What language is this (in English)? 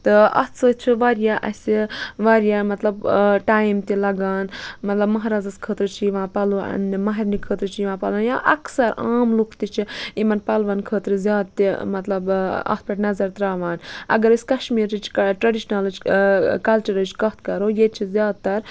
Kashmiri